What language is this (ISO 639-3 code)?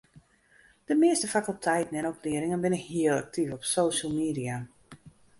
fry